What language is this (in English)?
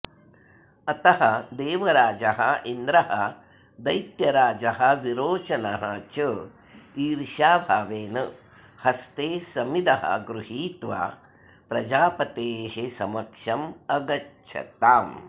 Sanskrit